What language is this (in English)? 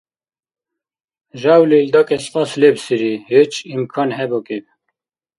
Dargwa